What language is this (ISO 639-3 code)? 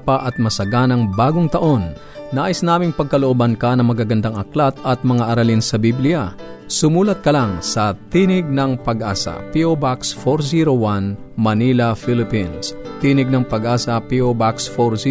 fil